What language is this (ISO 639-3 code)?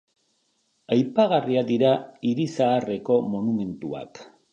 eus